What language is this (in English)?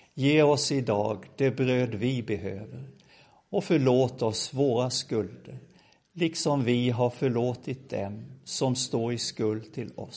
Swedish